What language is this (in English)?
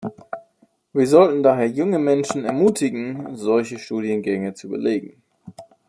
German